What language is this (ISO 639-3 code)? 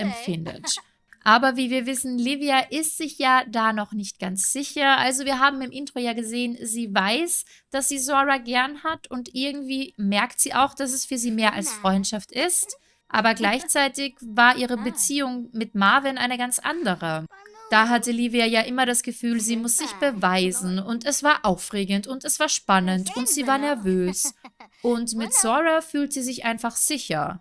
deu